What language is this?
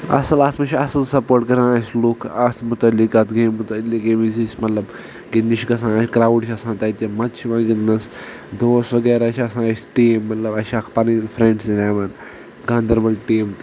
Kashmiri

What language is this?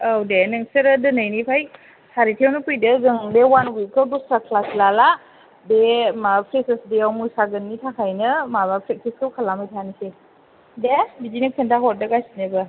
Bodo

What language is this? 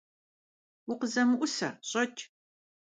Kabardian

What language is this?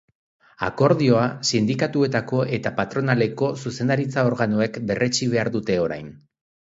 Basque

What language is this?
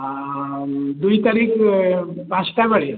Odia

